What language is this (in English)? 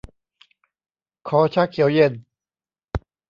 Thai